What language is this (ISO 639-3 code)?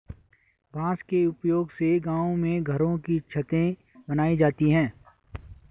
hin